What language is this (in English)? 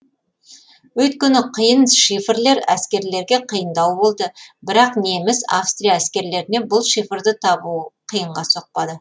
Kazakh